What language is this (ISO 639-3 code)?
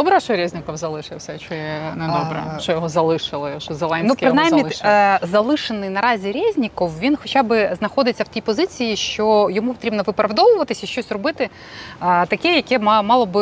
ukr